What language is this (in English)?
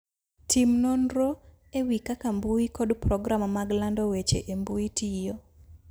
Luo (Kenya and Tanzania)